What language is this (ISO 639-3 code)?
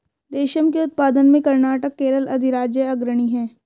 hin